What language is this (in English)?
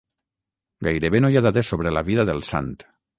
Catalan